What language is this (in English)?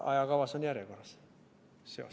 Estonian